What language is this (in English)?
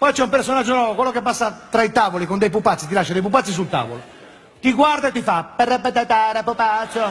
Italian